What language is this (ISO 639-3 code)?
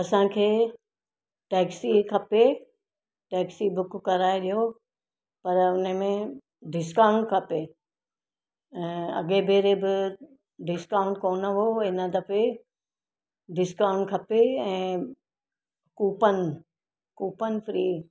snd